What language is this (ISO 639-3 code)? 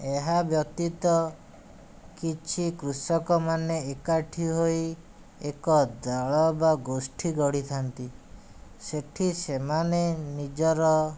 ori